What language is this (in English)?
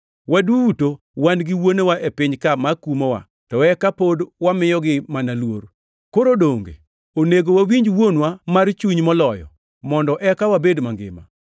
Luo (Kenya and Tanzania)